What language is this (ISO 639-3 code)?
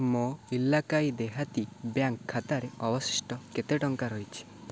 ori